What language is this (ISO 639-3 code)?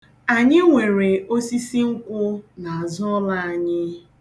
ibo